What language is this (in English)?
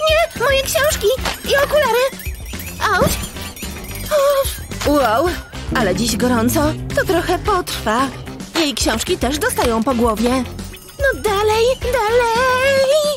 Polish